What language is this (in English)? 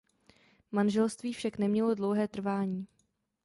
Czech